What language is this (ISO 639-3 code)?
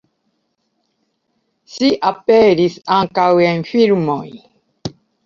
epo